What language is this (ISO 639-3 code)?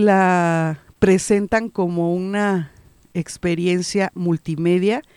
spa